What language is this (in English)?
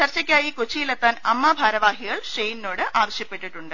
Malayalam